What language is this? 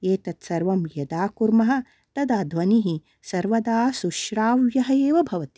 Sanskrit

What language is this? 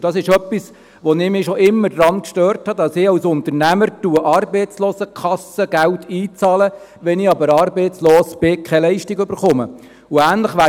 Swiss German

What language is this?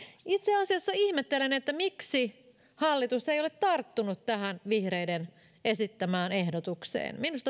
Finnish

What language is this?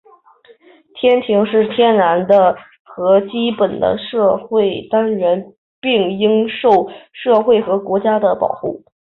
Chinese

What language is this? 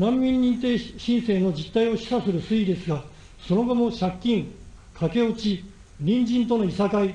Japanese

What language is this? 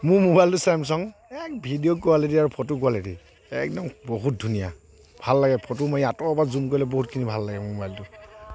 Assamese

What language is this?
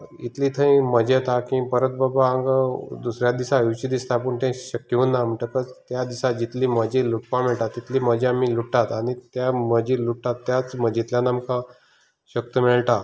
Konkani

